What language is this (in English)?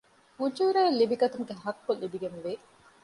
Divehi